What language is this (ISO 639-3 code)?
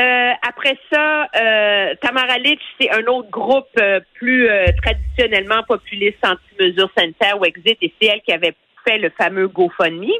fra